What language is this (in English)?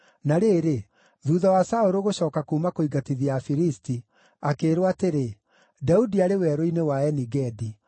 Kikuyu